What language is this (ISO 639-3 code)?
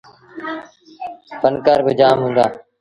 sbn